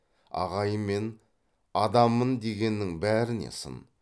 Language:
Kazakh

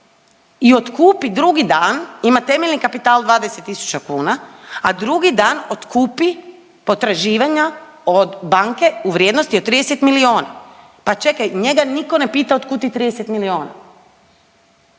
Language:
Croatian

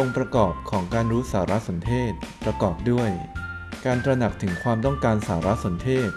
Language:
Thai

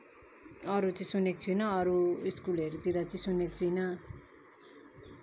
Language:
Nepali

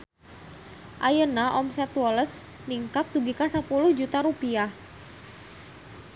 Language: Sundanese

